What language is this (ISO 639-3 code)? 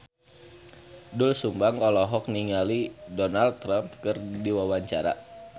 sun